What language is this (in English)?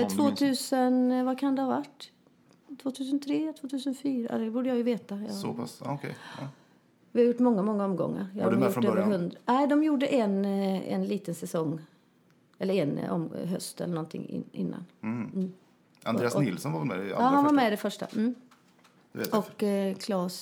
Swedish